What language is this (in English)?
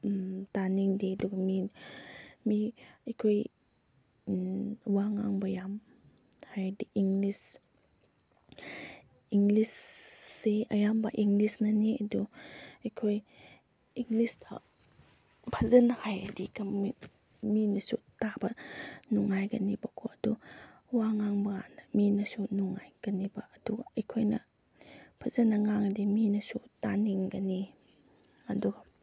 Manipuri